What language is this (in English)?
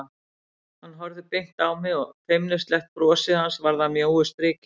Icelandic